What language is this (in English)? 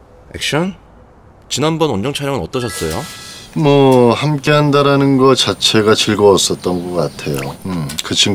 Korean